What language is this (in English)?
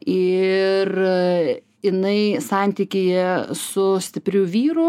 Lithuanian